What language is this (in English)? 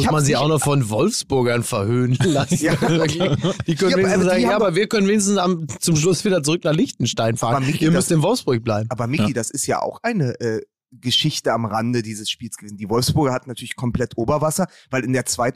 German